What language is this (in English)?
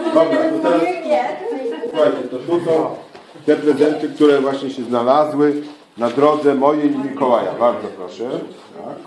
Polish